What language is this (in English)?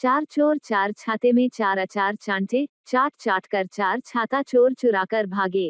Hindi